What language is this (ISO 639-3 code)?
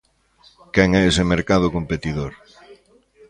glg